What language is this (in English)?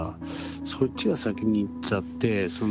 Japanese